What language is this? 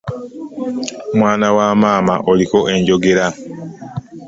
Ganda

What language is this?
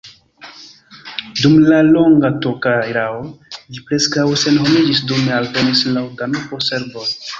Esperanto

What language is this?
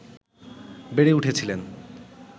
Bangla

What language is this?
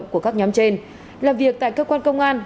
Vietnamese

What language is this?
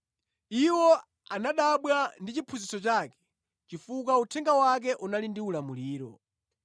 Nyanja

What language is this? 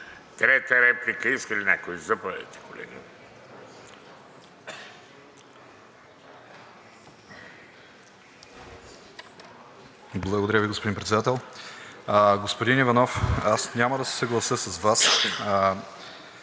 Bulgarian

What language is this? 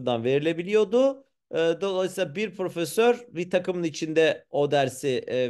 Turkish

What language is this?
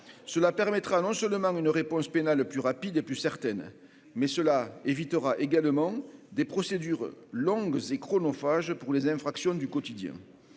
French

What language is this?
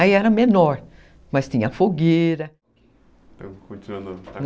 Portuguese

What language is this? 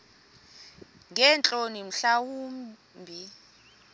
Xhosa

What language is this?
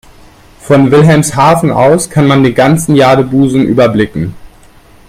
German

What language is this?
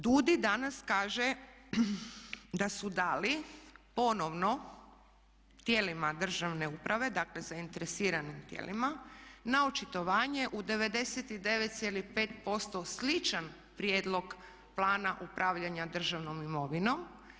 Croatian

